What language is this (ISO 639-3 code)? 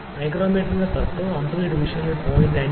mal